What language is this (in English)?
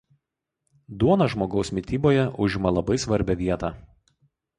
Lithuanian